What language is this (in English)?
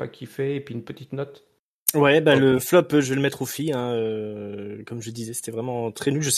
French